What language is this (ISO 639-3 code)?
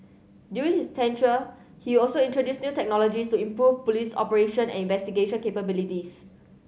eng